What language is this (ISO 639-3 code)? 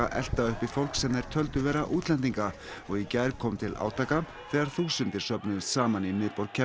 isl